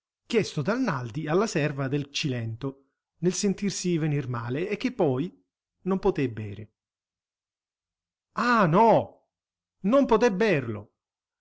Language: Italian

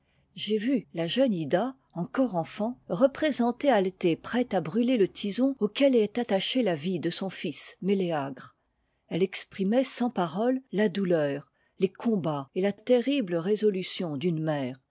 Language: French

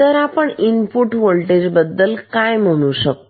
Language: Marathi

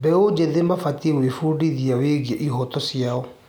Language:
Kikuyu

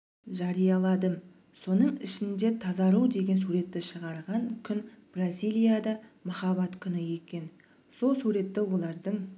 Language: Kazakh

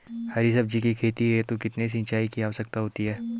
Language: Hindi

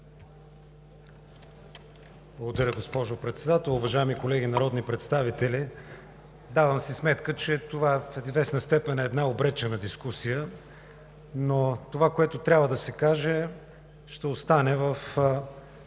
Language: Bulgarian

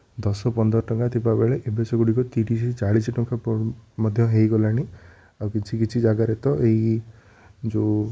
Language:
Odia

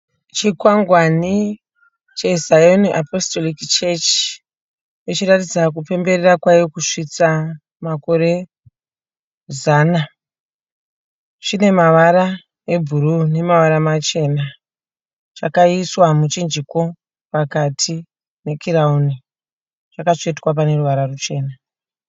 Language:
Shona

